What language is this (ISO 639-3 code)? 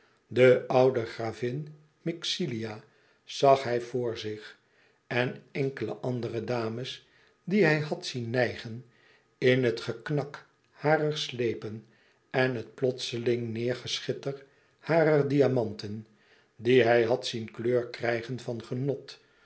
nld